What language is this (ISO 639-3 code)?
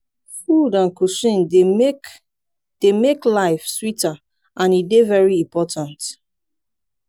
pcm